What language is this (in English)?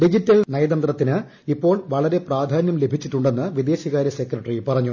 Malayalam